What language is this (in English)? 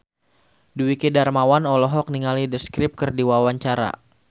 Sundanese